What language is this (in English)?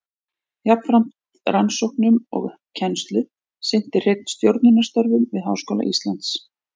Icelandic